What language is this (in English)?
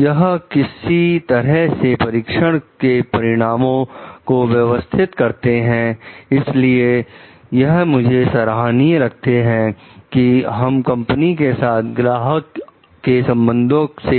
Hindi